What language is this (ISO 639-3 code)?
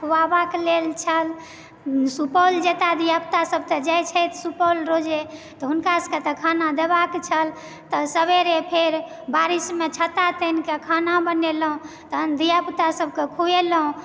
mai